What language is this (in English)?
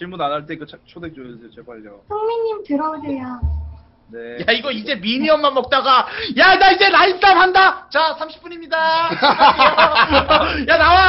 Korean